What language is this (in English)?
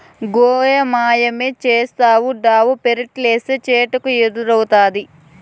Telugu